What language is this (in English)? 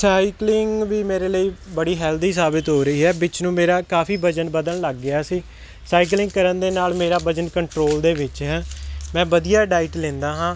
Punjabi